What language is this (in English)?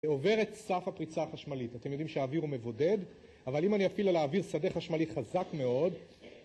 Hebrew